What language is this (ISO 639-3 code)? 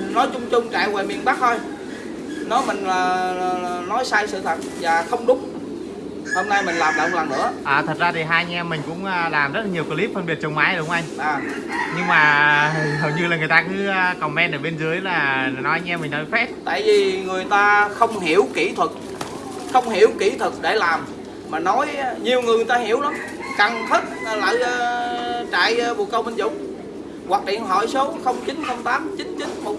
vie